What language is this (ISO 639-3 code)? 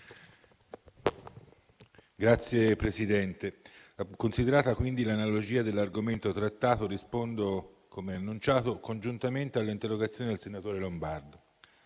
ita